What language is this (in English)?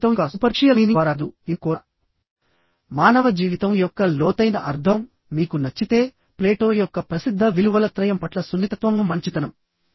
Telugu